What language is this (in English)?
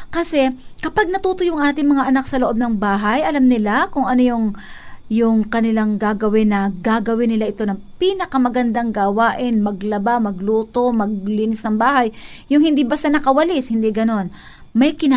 Filipino